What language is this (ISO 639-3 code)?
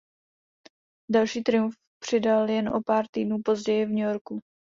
ces